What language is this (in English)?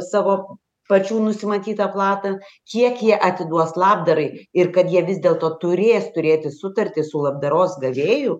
Lithuanian